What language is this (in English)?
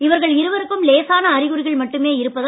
Tamil